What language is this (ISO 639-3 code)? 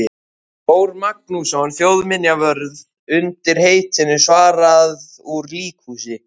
isl